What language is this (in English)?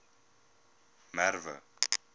Afrikaans